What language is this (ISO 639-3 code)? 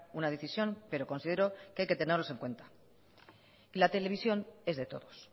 spa